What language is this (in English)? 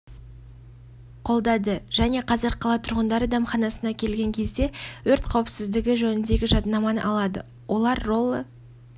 Kazakh